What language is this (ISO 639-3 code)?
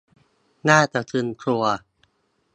tha